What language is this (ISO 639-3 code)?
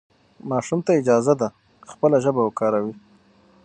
pus